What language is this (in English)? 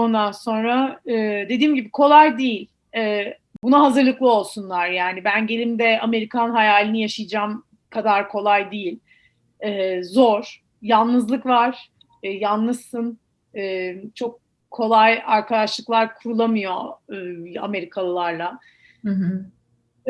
Turkish